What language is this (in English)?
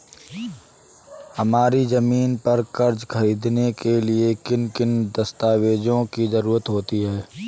Hindi